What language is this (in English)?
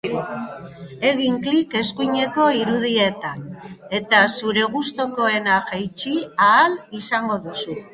Basque